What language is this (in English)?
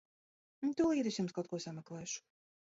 Latvian